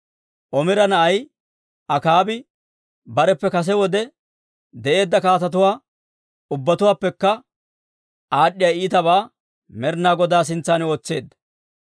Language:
Dawro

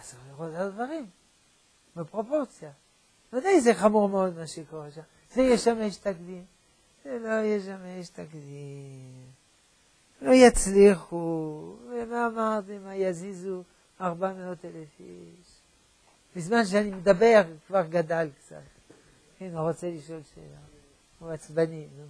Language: Hebrew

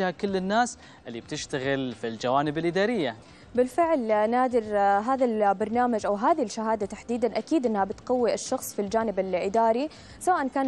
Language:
Arabic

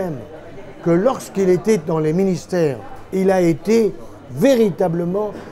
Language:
French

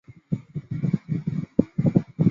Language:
Chinese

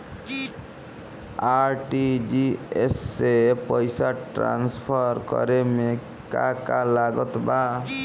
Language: Bhojpuri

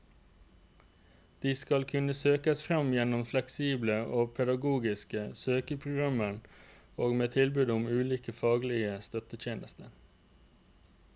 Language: Norwegian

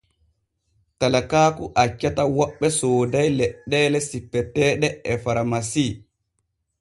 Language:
Borgu Fulfulde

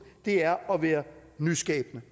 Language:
Danish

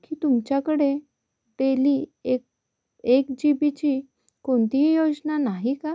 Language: Marathi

